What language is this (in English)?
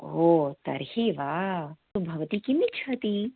Sanskrit